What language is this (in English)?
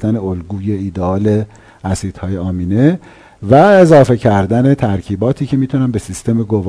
Persian